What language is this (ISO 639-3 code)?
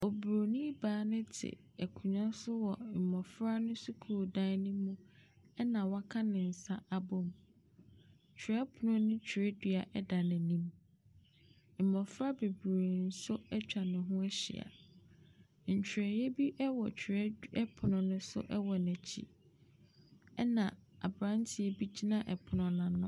aka